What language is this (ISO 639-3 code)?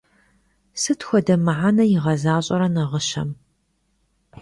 kbd